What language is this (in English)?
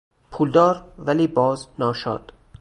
Persian